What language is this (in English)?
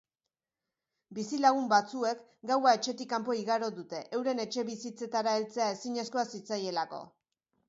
Basque